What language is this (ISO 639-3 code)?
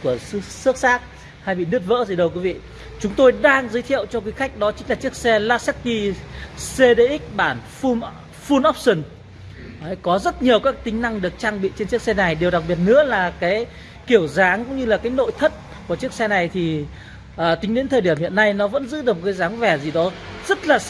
vie